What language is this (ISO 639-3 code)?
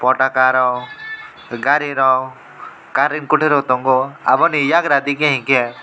trp